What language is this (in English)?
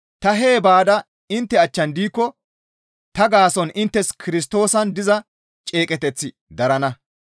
Gamo